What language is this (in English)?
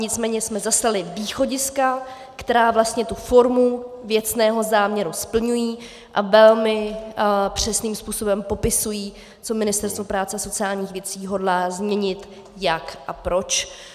Czech